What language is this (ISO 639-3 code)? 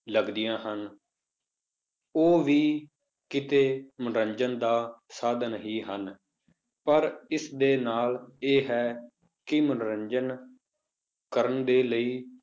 pan